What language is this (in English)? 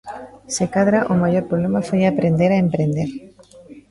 Galician